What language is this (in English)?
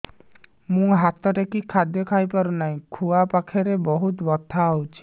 Odia